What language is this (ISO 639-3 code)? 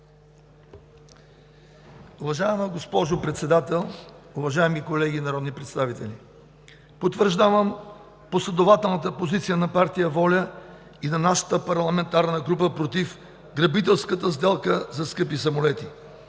bul